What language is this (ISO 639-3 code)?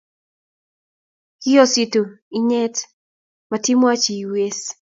kln